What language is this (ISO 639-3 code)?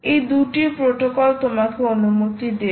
ben